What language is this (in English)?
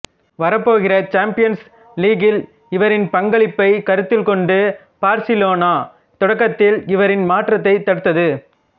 Tamil